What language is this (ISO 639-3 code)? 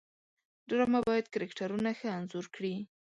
pus